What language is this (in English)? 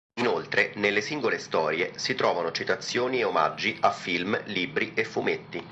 Italian